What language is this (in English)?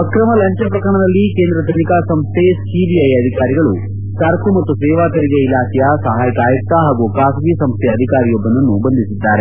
Kannada